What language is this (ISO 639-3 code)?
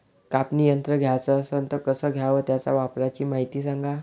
mar